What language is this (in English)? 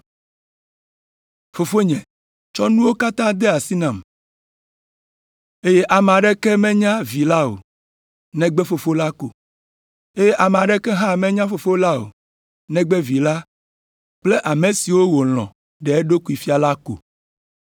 Ewe